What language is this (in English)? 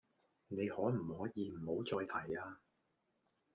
Cantonese